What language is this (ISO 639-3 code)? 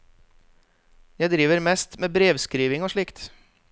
nor